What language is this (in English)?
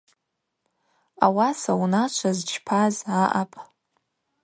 Abaza